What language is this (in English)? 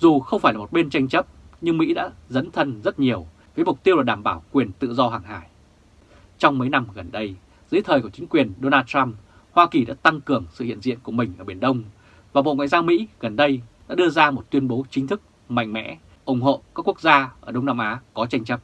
Vietnamese